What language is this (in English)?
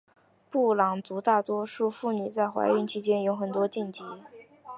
Chinese